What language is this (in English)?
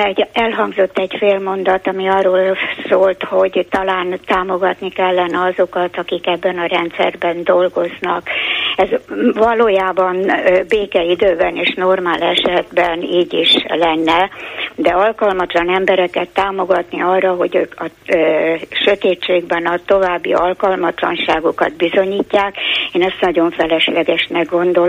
Hungarian